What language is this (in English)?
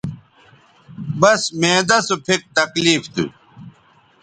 Bateri